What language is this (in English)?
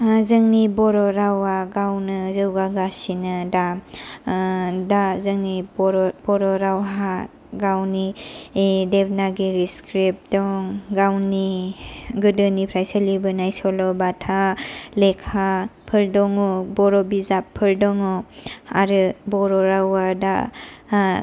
Bodo